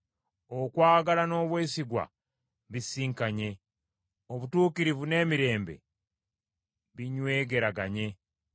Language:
Ganda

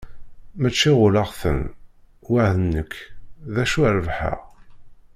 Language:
Kabyle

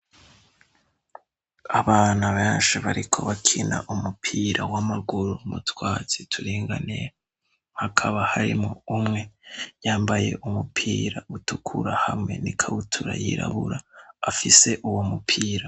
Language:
Rundi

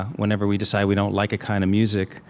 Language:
English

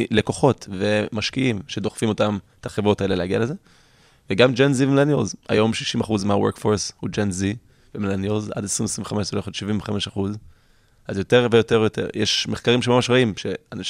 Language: Hebrew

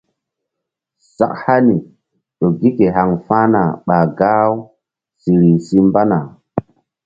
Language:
Mbum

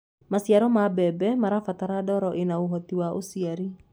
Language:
Kikuyu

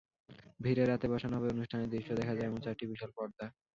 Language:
Bangla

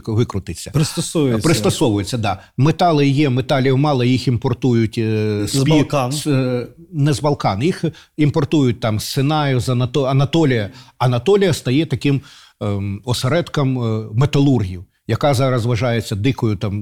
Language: Ukrainian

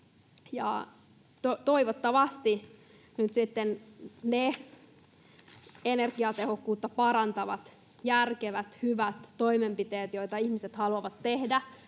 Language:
Finnish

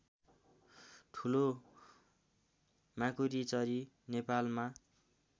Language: Nepali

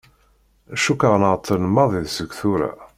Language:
Kabyle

